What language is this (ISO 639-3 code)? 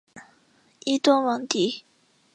zho